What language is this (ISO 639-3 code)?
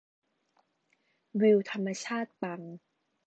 tha